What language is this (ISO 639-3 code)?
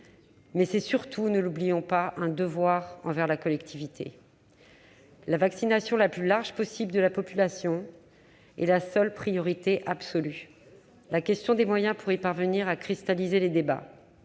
fra